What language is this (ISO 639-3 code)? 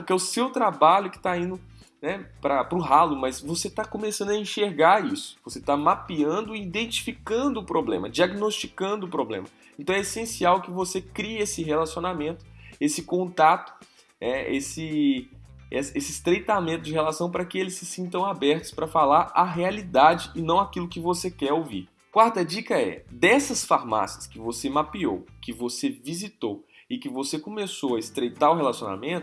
por